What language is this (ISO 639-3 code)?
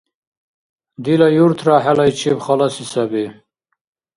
dar